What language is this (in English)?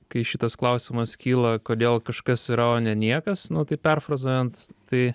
Lithuanian